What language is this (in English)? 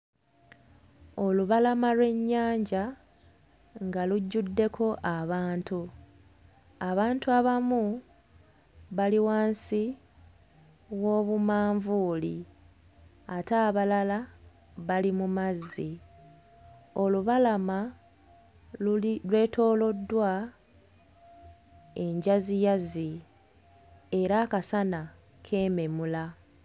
Ganda